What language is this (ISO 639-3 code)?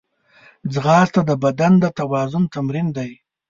pus